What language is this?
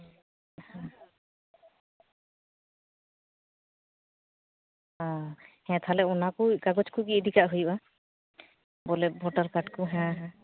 Santali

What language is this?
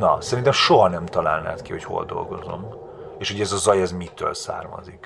Hungarian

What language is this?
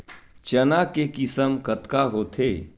Chhattisgarhi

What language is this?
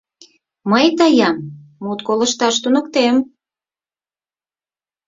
Mari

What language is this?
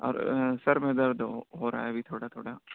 Urdu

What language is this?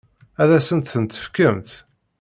Kabyle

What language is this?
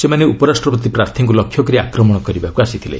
Odia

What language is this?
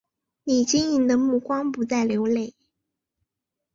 Chinese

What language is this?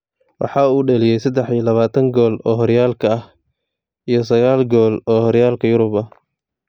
Somali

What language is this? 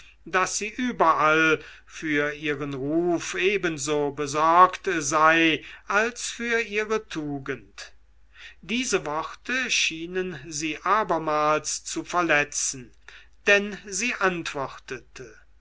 German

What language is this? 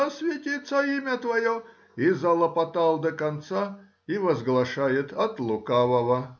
Russian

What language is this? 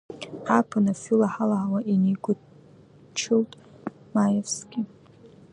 Abkhazian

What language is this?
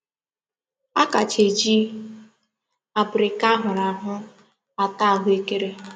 Igbo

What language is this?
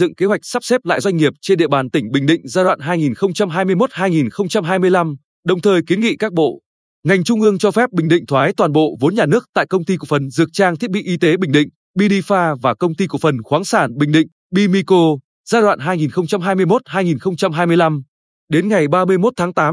Vietnamese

